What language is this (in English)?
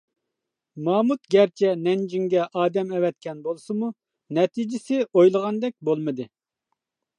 Uyghur